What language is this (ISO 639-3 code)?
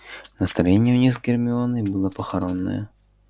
rus